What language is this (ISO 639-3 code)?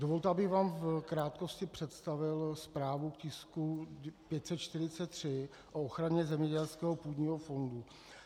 ces